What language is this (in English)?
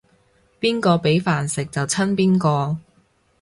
Cantonese